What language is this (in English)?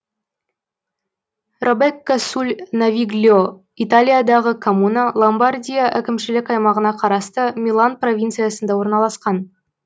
Kazakh